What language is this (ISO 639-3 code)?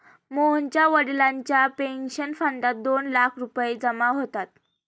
mar